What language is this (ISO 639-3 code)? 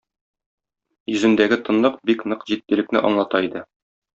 tat